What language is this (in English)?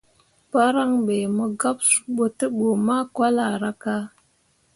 Mundang